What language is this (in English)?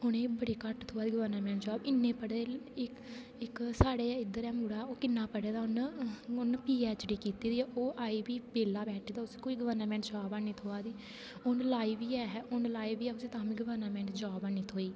Dogri